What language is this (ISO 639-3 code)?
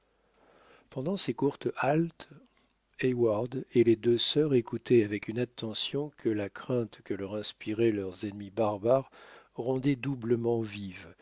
fra